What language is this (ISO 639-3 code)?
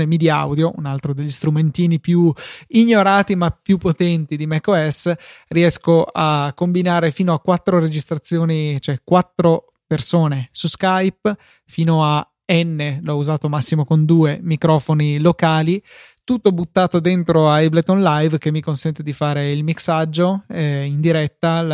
ita